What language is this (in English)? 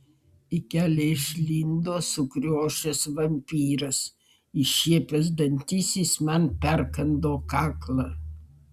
Lithuanian